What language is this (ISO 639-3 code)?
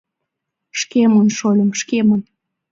chm